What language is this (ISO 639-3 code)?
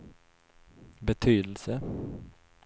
swe